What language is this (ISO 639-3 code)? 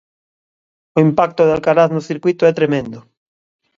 glg